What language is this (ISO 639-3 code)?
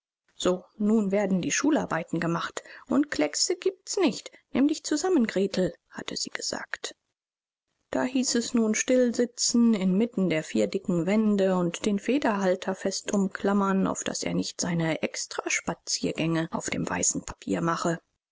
deu